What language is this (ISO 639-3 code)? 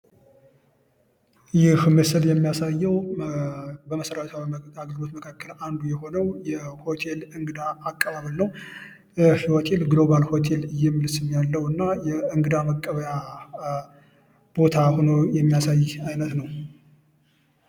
amh